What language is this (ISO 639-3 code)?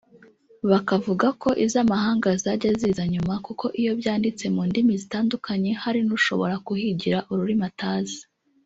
kin